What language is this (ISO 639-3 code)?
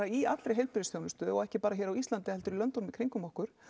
isl